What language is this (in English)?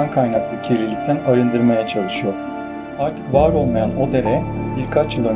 Turkish